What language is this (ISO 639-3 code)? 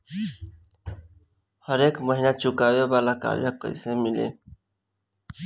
bho